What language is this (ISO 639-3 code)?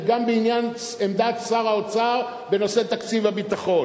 heb